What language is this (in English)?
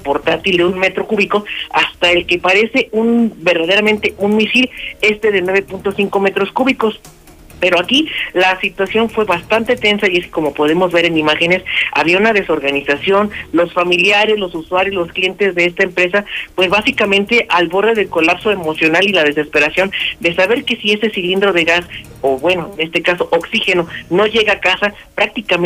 Spanish